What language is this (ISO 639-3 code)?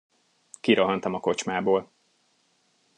hun